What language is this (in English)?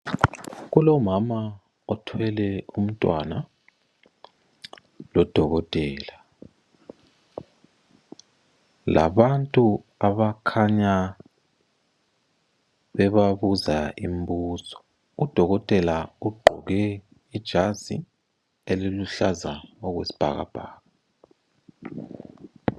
North Ndebele